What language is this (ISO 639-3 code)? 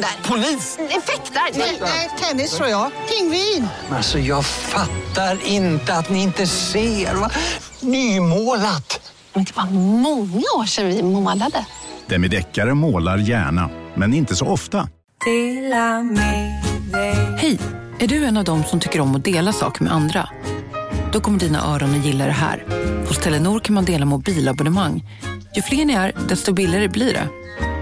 swe